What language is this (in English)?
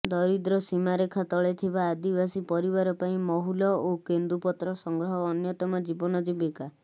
Odia